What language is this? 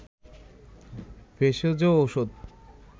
Bangla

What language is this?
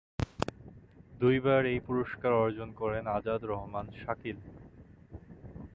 Bangla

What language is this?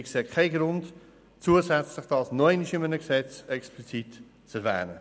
Swiss German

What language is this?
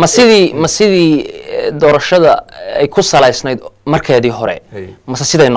Arabic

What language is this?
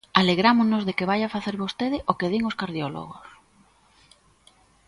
Galician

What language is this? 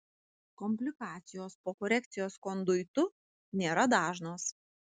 Lithuanian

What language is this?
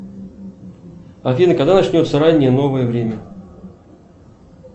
Russian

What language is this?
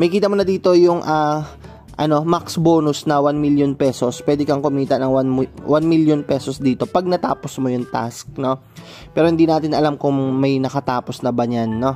Filipino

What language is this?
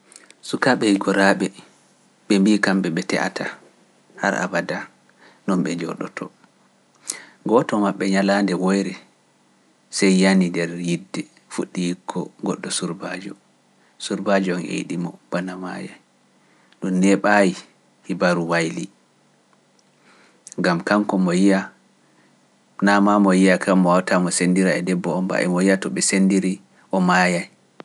Pular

